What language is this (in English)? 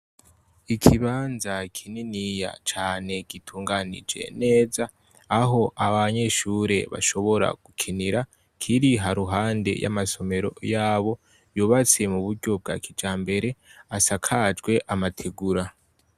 Rundi